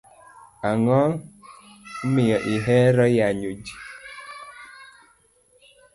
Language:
Luo (Kenya and Tanzania)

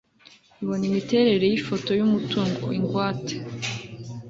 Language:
Kinyarwanda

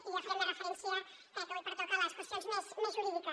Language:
Catalan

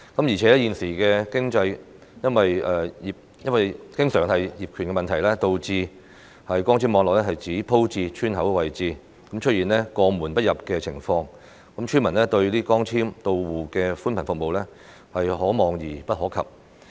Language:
Cantonese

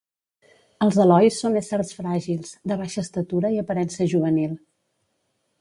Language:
Catalan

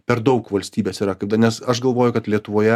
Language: Lithuanian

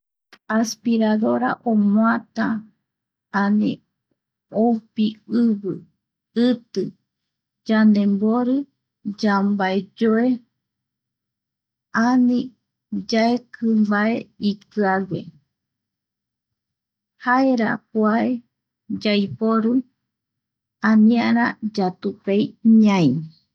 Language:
Eastern Bolivian Guaraní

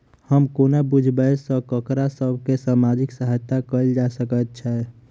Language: Maithili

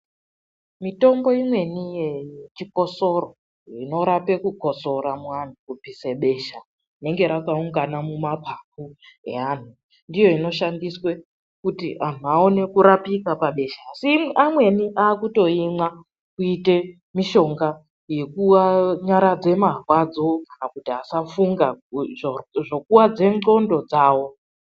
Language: Ndau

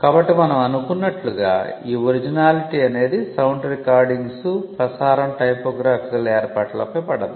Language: Telugu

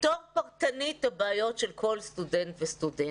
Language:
Hebrew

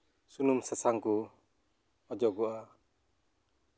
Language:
Santali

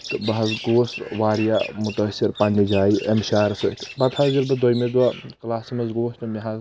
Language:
Kashmiri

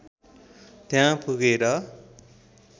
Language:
Nepali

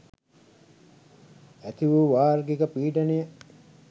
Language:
Sinhala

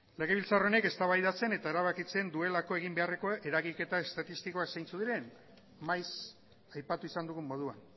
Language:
Basque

